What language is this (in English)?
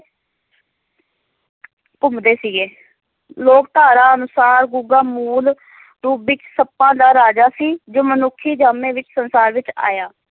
Punjabi